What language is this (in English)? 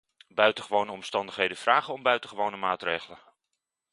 Dutch